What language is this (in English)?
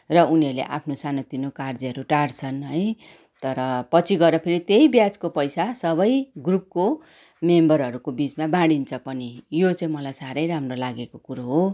Nepali